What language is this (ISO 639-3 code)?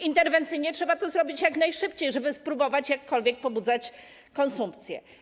pol